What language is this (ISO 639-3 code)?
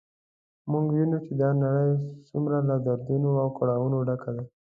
pus